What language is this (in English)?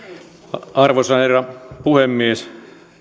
Finnish